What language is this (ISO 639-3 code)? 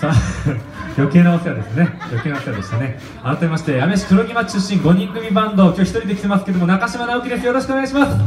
jpn